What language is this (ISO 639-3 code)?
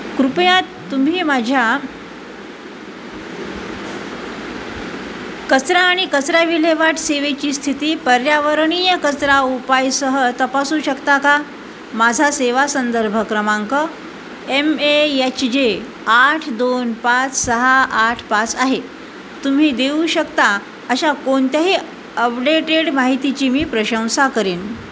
mar